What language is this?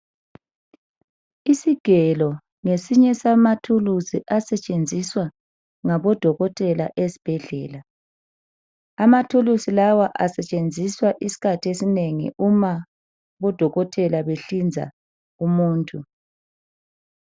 North Ndebele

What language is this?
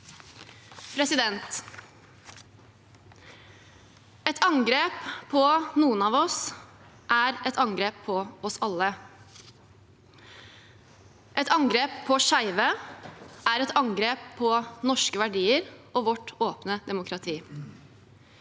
Norwegian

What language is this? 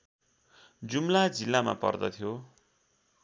Nepali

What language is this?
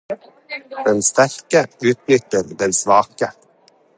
Norwegian Bokmål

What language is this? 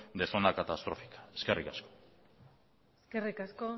Basque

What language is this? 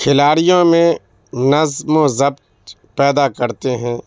Urdu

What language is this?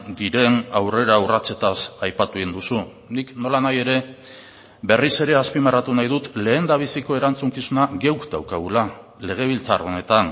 Basque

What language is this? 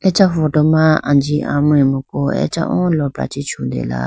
Idu-Mishmi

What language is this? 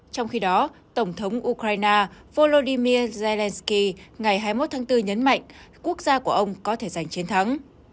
Vietnamese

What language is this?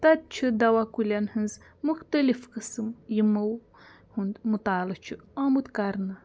Kashmiri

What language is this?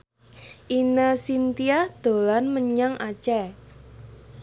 Javanese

